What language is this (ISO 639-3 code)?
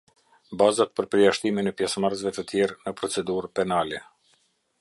sqi